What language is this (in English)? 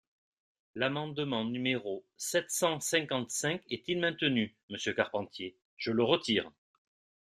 French